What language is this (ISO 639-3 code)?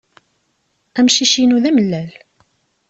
kab